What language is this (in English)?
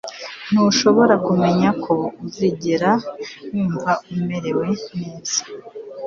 Kinyarwanda